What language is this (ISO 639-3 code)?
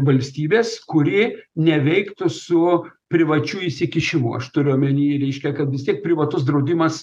lit